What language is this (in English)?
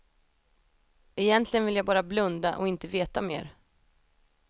Swedish